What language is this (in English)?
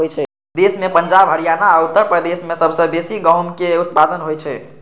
Maithili